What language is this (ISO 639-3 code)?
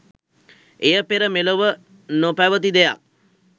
sin